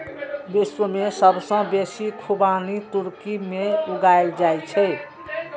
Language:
Maithili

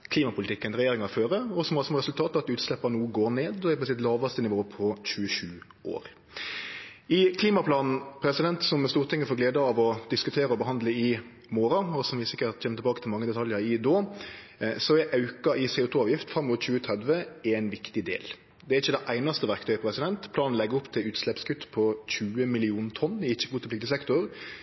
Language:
Norwegian Nynorsk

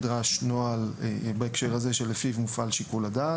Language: Hebrew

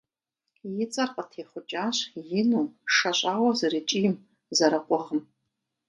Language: Kabardian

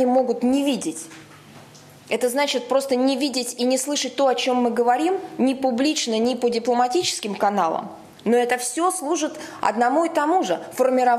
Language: Russian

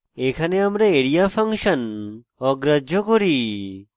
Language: Bangla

